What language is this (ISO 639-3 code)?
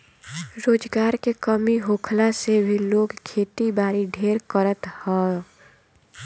bho